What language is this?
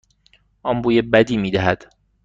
Persian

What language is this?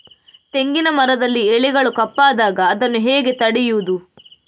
Kannada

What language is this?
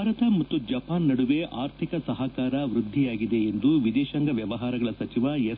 Kannada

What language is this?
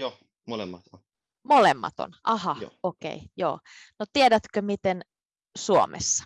Finnish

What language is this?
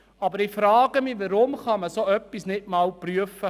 Swiss German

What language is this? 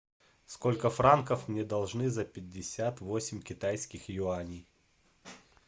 Russian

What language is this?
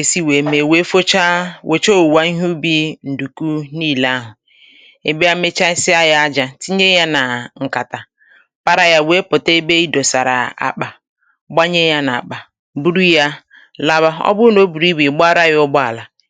Igbo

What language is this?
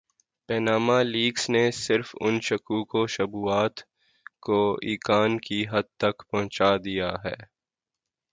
Urdu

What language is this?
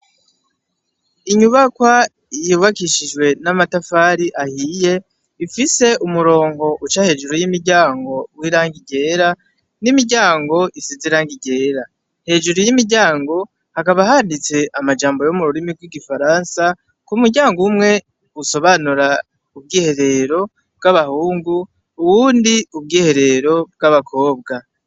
Rundi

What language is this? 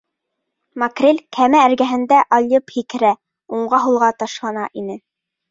Bashkir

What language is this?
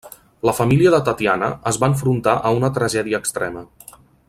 Catalan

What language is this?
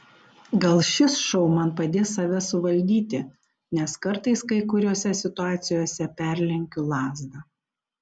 Lithuanian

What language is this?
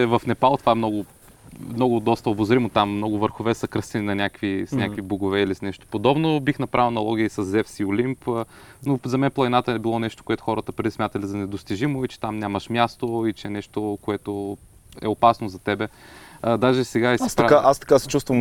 Bulgarian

